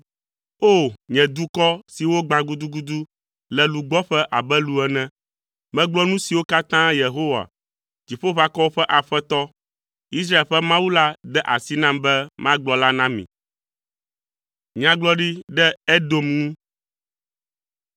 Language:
Ewe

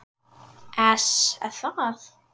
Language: Icelandic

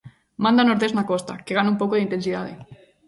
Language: Galician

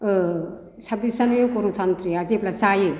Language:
Bodo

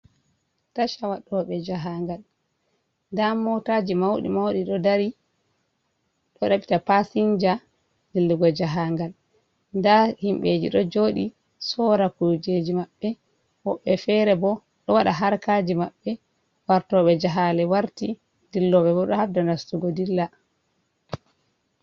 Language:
Fula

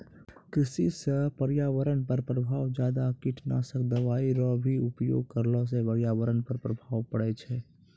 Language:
Maithili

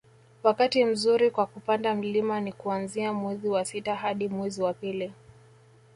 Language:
Swahili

